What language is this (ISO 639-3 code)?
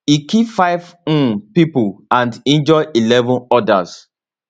pcm